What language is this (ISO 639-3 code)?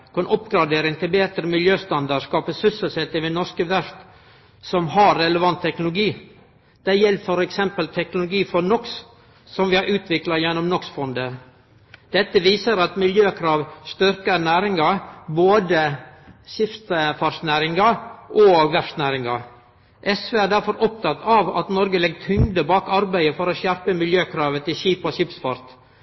nno